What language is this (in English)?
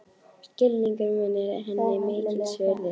Icelandic